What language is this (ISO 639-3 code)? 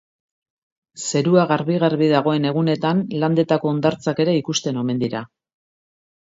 eus